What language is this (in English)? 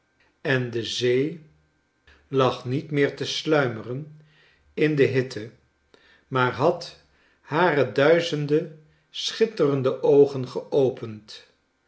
Dutch